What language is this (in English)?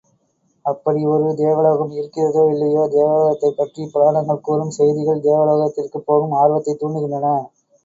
Tamil